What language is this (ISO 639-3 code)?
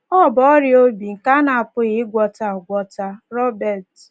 ibo